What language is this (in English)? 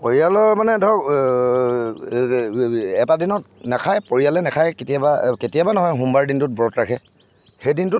Assamese